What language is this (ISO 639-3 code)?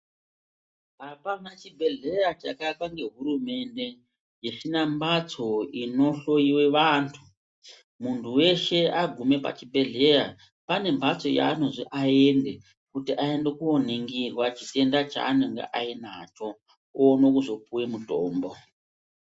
ndc